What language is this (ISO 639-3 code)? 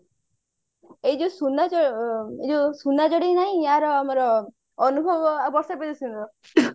ori